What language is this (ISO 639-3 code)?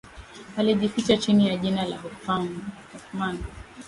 swa